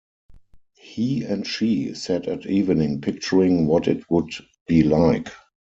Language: English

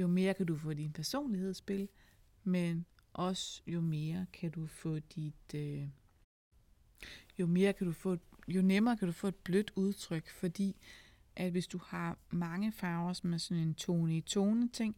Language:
Danish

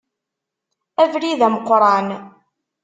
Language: Kabyle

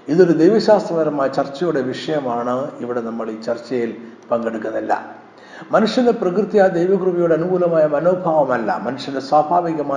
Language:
Malayalam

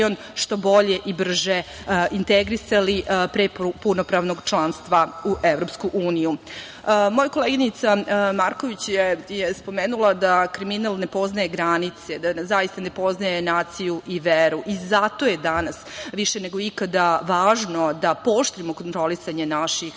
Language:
Serbian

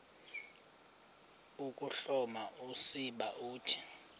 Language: Xhosa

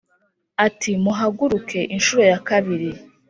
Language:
Kinyarwanda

